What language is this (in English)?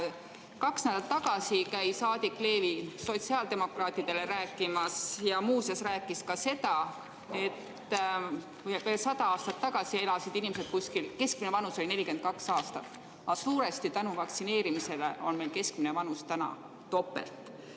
Estonian